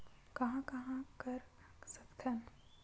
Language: Chhattisgarhi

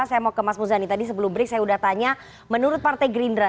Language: Indonesian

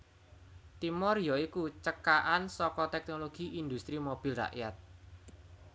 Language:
Javanese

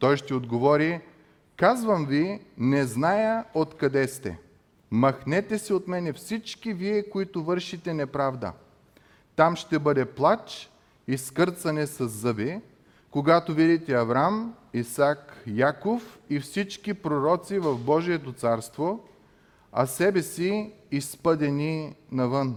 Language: Bulgarian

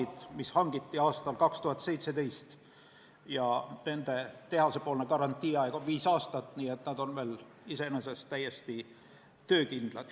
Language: Estonian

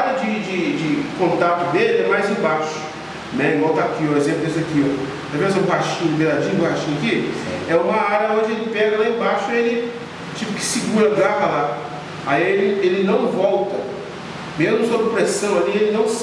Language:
Portuguese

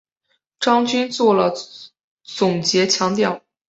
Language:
Chinese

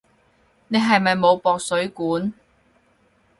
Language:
Cantonese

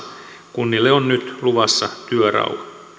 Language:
Finnish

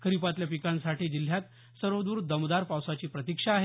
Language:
Marathi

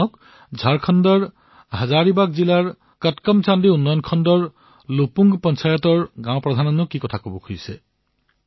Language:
Assamese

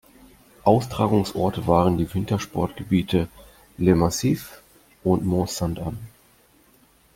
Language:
German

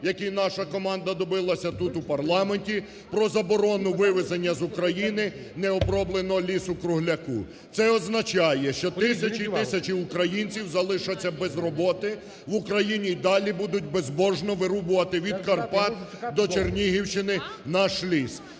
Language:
Ukrainian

